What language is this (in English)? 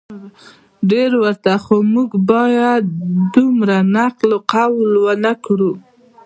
Pashto